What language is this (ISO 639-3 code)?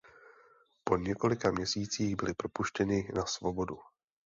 ces